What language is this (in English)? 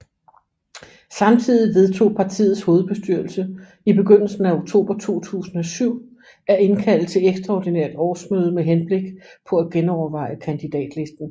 Danish